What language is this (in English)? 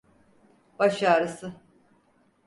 Turkish